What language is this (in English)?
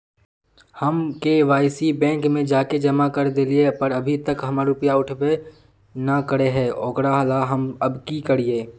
Magahi